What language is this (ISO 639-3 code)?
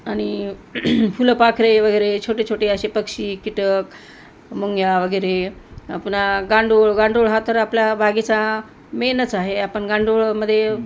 mar